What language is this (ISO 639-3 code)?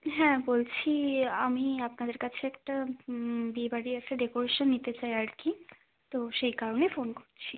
ben